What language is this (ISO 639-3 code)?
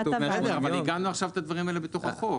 heb